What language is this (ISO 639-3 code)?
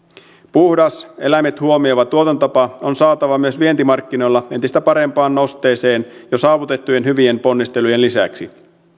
fin